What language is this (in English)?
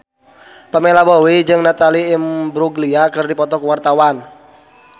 Sundanese